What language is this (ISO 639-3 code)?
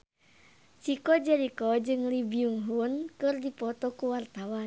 sun